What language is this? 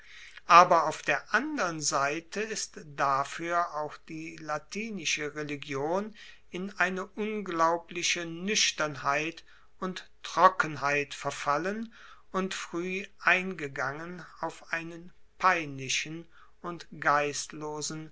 German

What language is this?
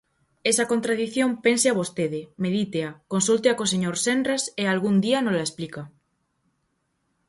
Galician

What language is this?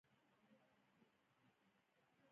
Pashto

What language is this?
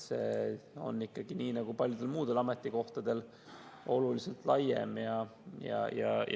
Estonian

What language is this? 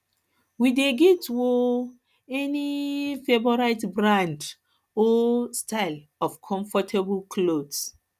Nigerian Pidgin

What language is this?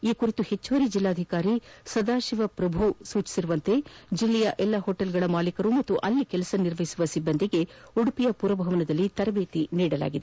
Kannada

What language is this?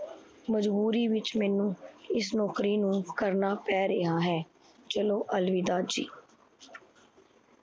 Punjabi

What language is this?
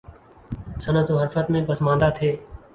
Urdu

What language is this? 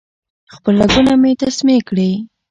Pashto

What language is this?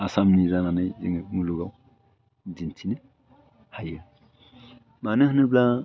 Bodo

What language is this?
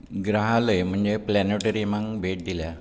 Konkani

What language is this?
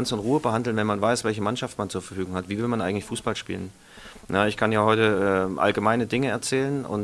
German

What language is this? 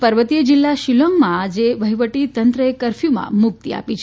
Gujarati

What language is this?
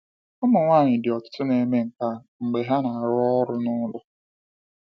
Igbo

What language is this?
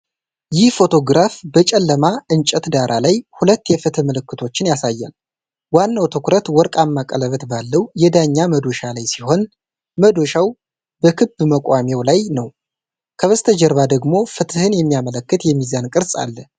Amharic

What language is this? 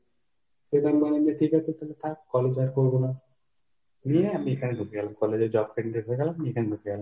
Bangla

